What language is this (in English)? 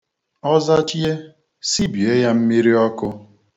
Igbo